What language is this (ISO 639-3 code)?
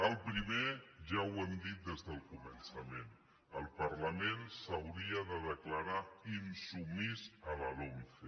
cat